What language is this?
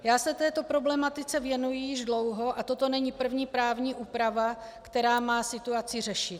Czech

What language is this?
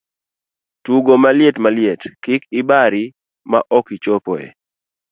Luo (Kenya and Tanzania)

